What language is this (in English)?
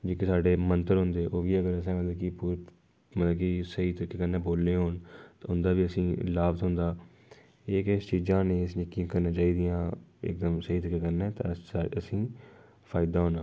Dogri